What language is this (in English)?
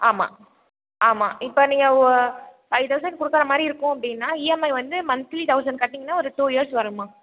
Tamil